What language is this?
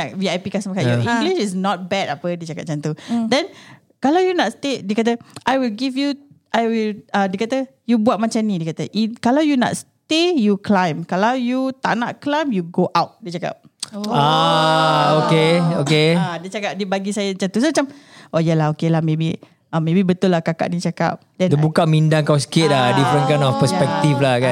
Malay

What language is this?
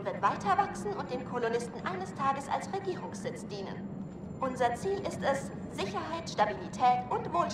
German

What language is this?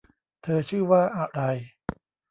Thai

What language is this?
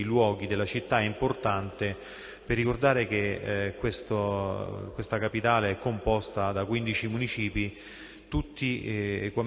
Italian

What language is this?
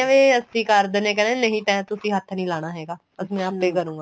Punjabi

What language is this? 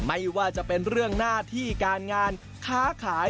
Thai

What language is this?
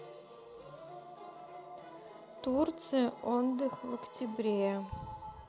Russian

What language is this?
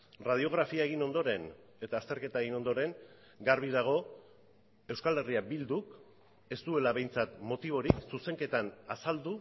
Basque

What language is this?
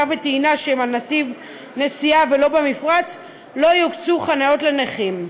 Hebrew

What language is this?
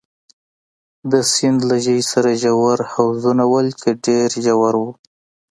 Pashto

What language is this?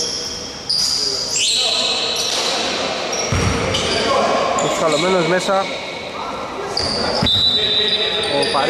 Greek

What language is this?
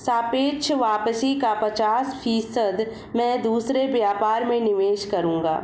Hindi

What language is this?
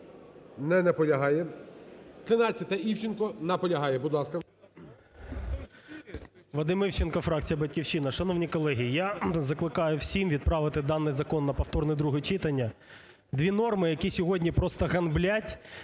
Ukrainian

